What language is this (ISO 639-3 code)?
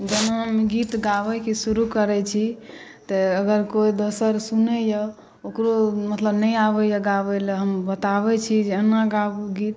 mai